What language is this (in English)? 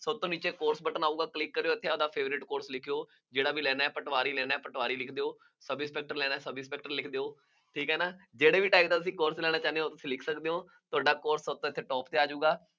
Punjabi